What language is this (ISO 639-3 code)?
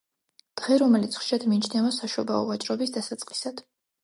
kat